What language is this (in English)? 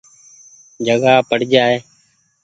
Goaria